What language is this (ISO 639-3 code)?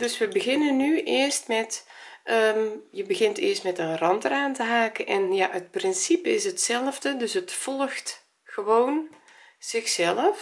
nld